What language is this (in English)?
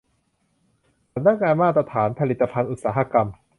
Thai